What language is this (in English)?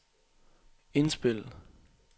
Danish